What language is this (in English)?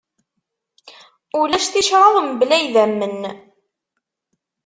Kabyle